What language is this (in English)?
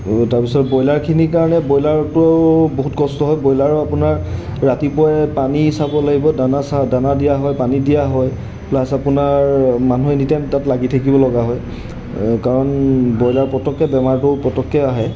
Assamese